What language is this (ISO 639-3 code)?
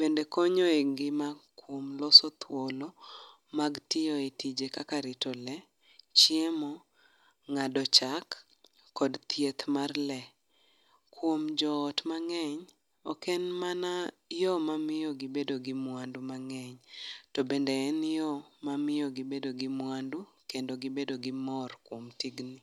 luo